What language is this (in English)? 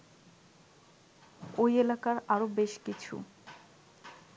Bangla